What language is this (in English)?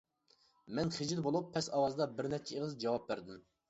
Uyghur